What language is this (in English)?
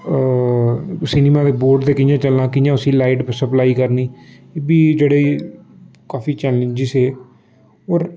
Dogri